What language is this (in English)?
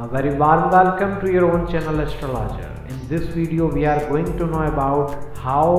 English